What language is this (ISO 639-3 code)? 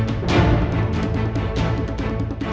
ind